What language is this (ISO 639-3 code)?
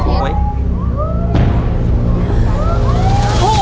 tha